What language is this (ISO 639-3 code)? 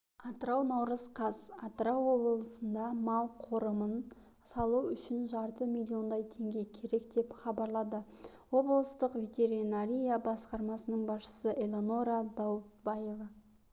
kaz